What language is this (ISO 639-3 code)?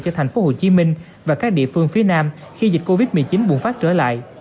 vie